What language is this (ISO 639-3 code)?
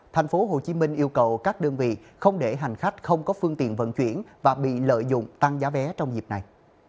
vie